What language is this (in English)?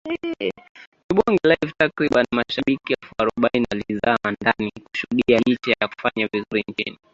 Swahili